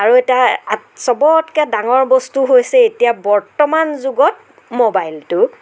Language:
Assamese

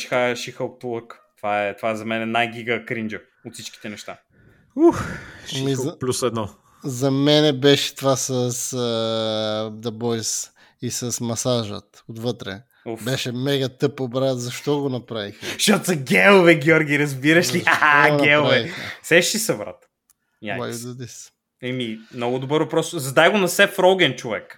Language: Bulgarian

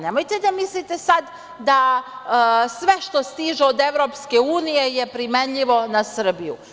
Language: Serbian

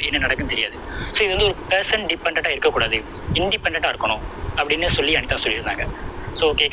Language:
Tamil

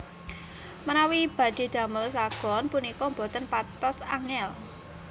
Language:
Javanese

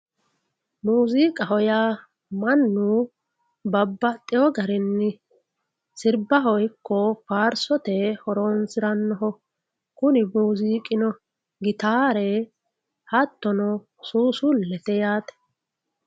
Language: Sidamo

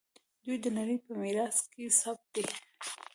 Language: Pashto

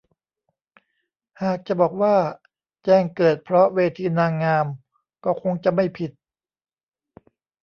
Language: Thai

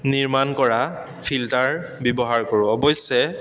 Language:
Assamese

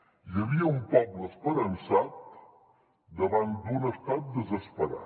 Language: Catalan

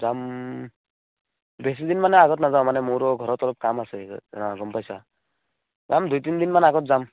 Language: Assamese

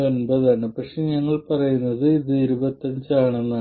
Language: Malayalam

